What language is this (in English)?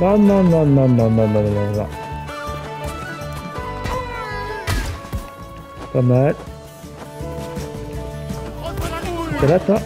French